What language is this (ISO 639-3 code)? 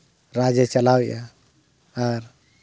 sat